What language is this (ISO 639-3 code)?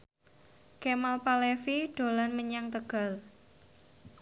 jav